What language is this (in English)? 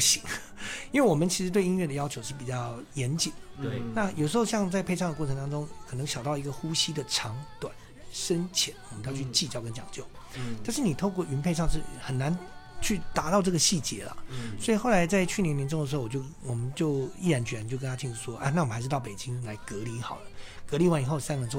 Chinese